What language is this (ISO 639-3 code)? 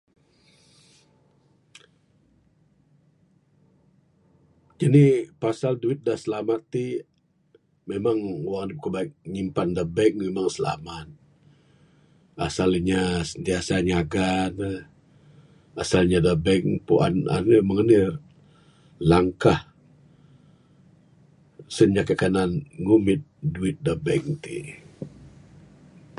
sdo